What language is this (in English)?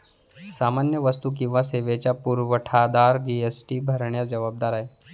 Marathi